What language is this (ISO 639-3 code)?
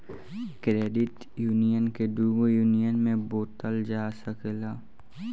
bho